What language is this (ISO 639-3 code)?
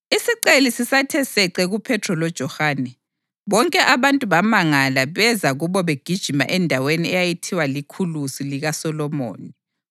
nde